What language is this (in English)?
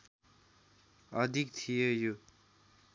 Nepali